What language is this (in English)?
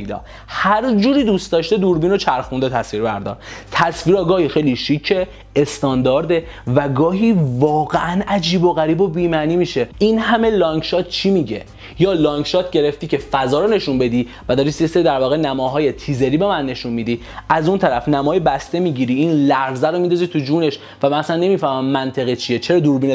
Persian